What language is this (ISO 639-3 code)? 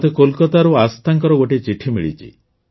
ori